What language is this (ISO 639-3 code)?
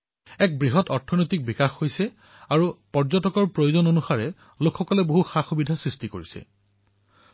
asm